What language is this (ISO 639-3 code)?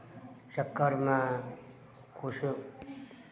mai